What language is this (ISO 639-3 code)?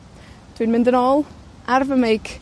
cym